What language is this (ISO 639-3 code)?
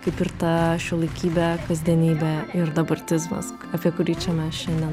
lit